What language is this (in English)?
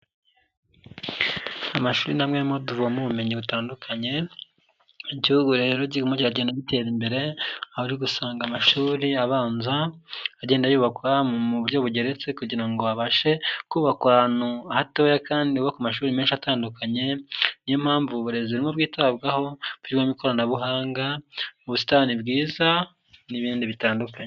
Kinyarwanda